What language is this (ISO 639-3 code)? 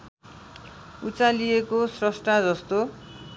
nep